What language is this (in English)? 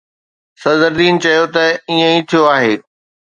Sindhi